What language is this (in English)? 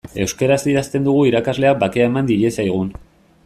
Basque